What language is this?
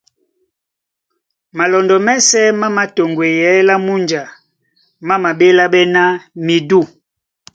Duala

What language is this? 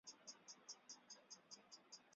Chinese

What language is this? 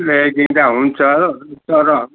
Nepali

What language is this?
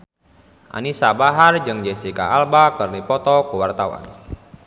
Sundanese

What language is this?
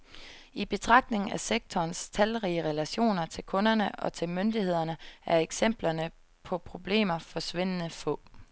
Danish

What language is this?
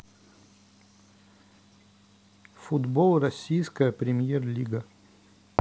Russian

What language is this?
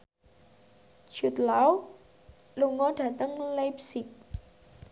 Javanese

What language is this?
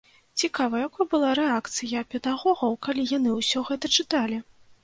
Belarusian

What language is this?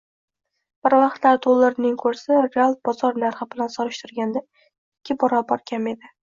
Uzbek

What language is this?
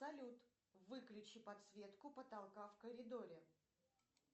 Russian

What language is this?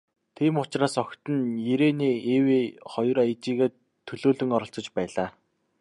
Mongolian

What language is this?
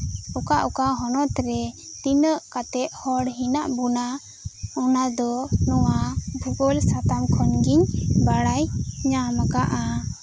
Santali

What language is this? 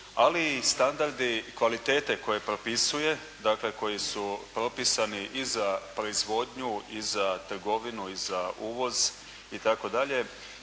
Croatian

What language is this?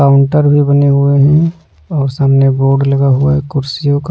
Hindi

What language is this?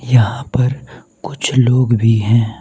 Hindi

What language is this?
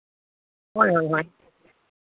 Santali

